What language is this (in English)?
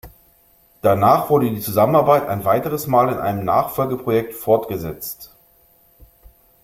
German